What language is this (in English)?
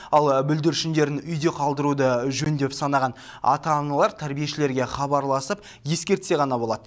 Kazakh